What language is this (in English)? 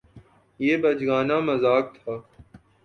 Urdu